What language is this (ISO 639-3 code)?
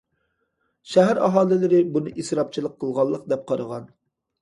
uig